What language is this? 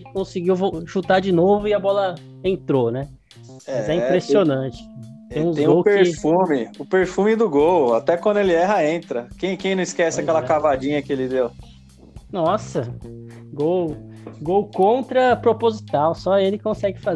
Portuguese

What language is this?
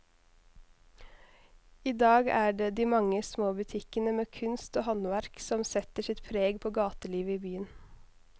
Norwegian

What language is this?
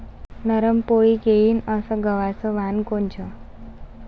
Marathi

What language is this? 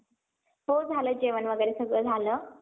Marathi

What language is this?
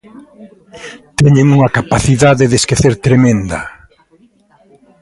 Galician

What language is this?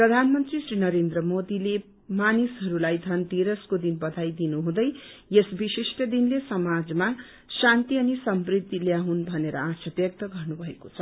Nepali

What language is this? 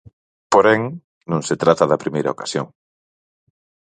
Galician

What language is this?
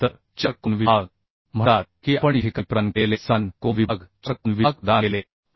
Marathi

